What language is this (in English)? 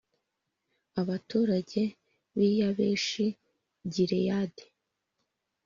Kinyarwanda